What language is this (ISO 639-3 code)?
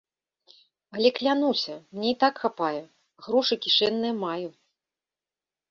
bel